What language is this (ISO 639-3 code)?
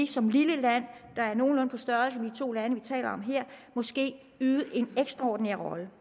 dan